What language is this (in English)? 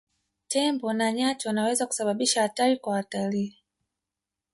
Swahili